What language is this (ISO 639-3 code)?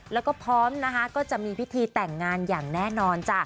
tha